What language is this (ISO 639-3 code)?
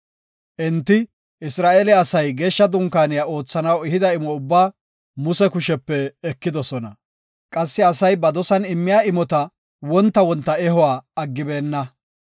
gof